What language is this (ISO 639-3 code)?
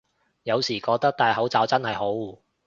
yue